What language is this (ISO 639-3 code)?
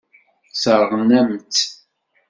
kab